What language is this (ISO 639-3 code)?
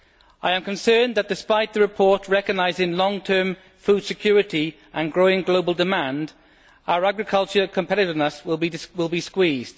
eng